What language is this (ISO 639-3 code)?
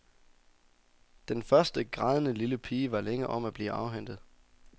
dan